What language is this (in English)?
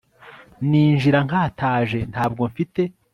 Kinyarwanda